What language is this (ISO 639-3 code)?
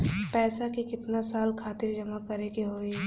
bho